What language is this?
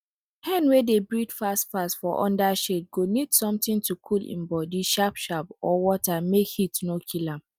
Nigerian Pidgin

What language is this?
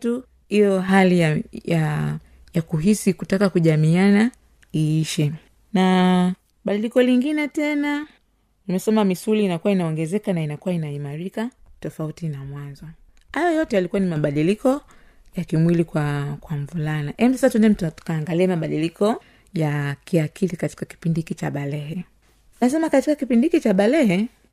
Swahili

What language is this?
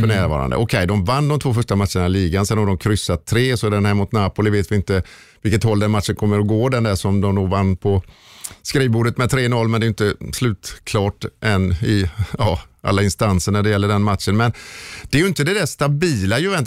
Swedish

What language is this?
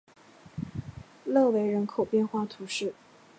Chinese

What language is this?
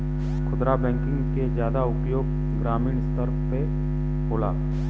Bhojpuri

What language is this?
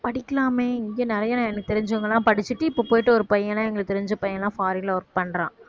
Tamil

